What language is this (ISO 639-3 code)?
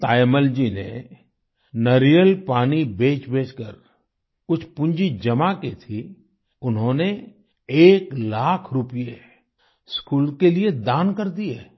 hin